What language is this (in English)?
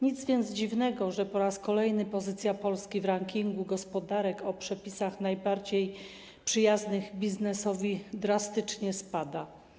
Polish